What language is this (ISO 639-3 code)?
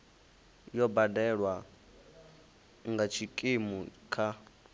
ven